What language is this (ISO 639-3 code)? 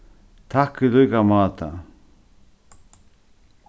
fao